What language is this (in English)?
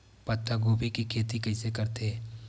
Chhattisgarhi